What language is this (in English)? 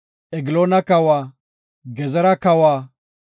Gofa